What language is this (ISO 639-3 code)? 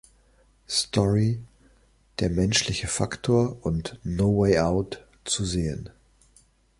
deu